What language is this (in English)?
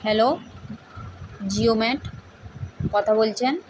Bangla